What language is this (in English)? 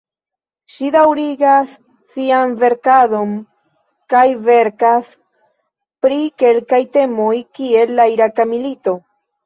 Esperanto